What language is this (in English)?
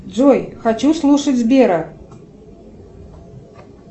Russian